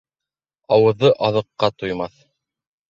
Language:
Bashkir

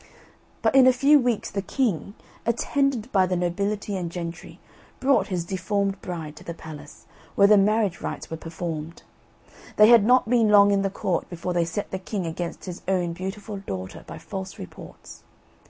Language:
English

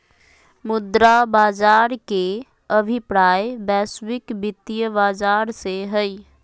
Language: Magahi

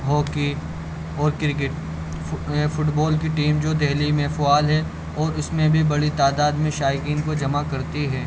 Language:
Urdu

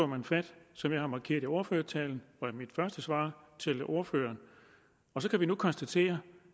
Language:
Danish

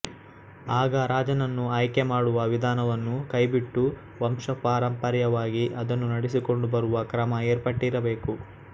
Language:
Kannada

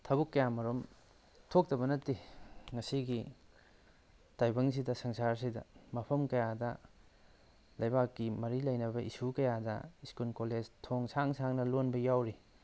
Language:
Manipuri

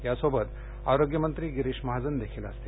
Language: Marathi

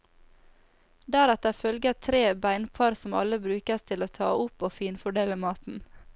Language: Norwegian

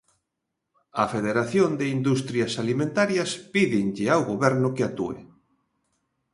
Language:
Galician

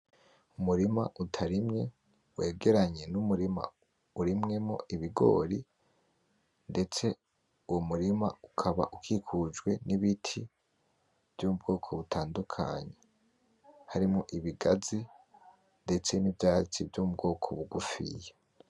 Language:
Rundi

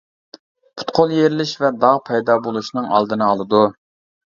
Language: Uyghur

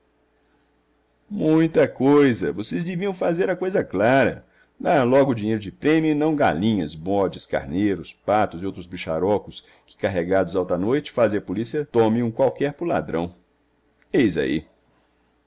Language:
Portuguese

